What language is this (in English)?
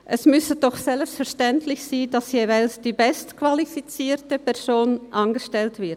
Swiss German